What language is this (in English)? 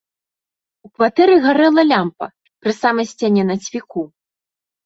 Belarusian